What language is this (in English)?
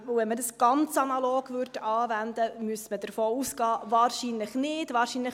Swiss German